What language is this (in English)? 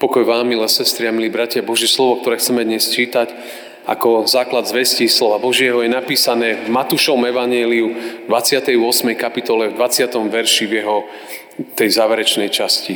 Slovak